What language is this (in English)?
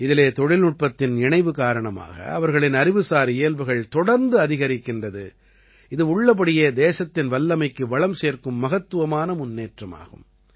Tamil